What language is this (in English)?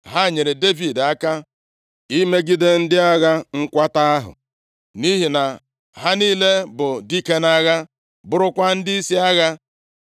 Igbo